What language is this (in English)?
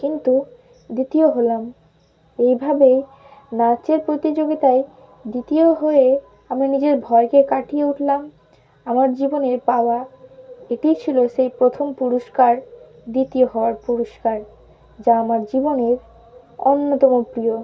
Bangla